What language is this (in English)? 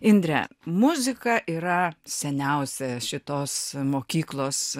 Lithuanian